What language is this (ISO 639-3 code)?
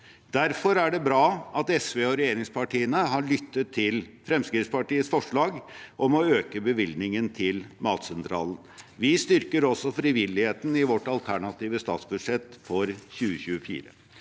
nor